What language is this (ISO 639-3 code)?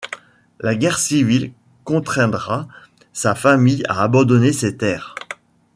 fra